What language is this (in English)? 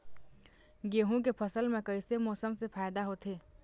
Chhattisgarhi